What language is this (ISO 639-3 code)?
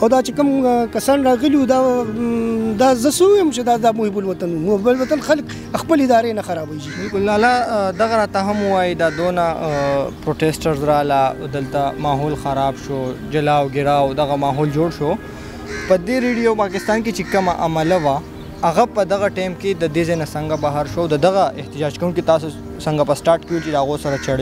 ron